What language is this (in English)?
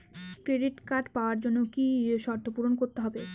Bangla